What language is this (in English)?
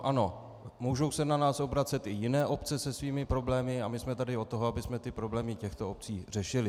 Czech